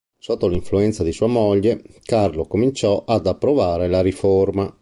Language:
Italian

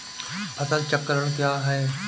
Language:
Hindi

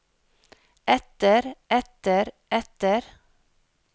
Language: Norwegian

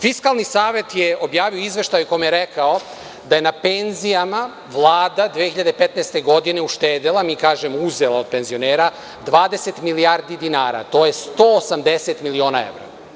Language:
Serbian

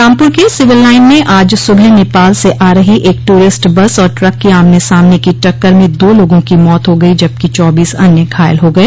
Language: Hindi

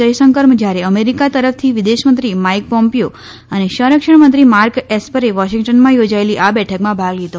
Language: Gujarati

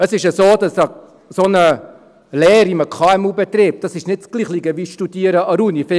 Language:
Swiss German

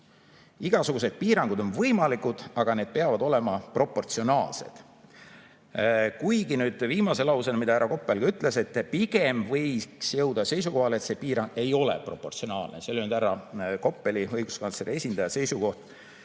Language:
Estonian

